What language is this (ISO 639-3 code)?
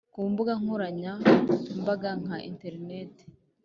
kin